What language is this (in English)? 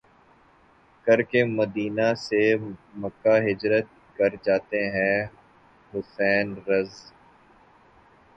Urdu